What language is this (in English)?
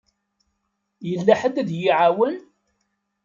Kabyle